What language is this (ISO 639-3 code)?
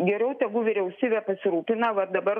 lit